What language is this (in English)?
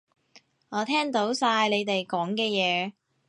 Cantonese